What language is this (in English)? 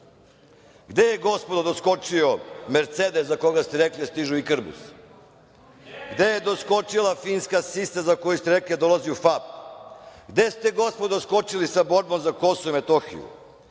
Serbian